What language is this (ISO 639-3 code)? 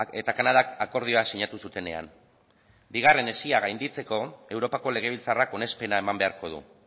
eus